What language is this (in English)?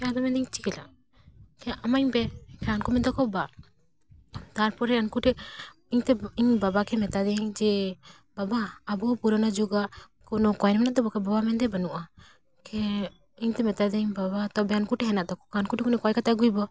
Santali